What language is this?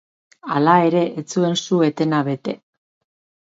Basque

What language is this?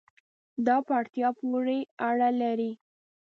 Pashto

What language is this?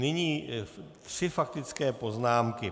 Czech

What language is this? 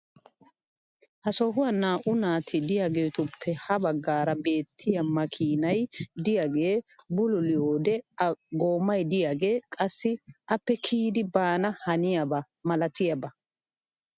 Wolaytta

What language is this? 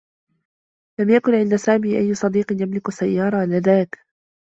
Arabic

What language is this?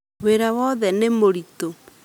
Kikuyu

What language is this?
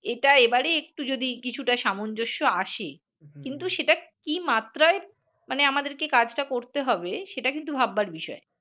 Bangla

